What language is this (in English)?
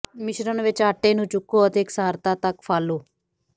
Punjabi